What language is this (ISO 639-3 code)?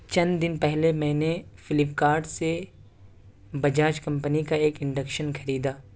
urd